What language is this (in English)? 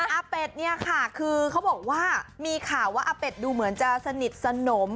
Thai